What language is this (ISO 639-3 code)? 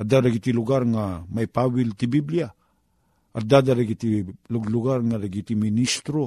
fil